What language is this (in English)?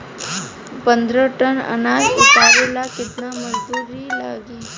Bhojpuri